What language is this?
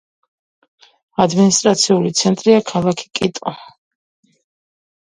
Georgian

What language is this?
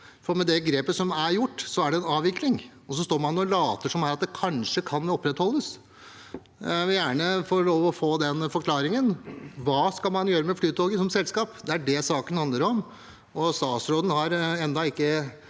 Norwegian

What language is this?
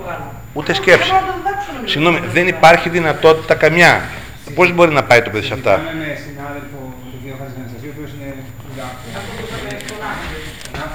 Greek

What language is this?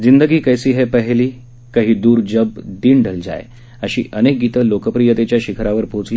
Marathi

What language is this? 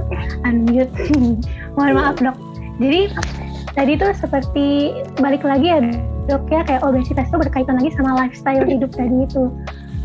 Indonesian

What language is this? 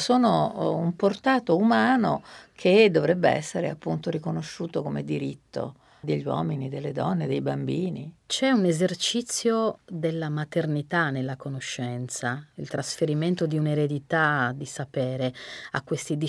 Italian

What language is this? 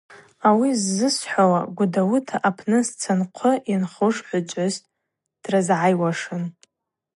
Abaza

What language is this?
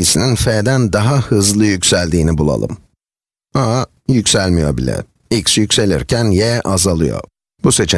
Turkish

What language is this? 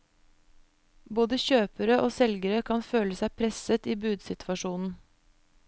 Norwegian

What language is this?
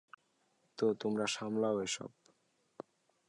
Bangla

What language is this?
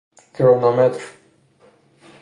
Persian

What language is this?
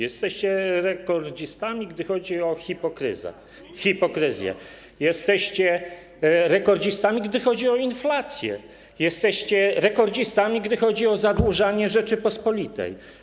Polish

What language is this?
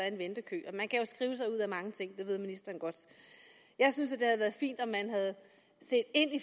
Danish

